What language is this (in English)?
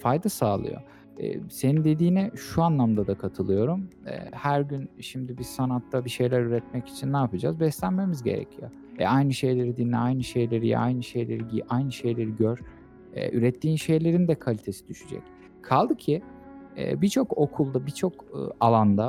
Turkish